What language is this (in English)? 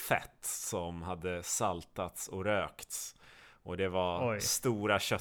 Swedish